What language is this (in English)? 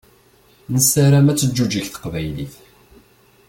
Kabyle